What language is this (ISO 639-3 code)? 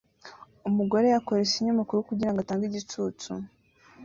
kin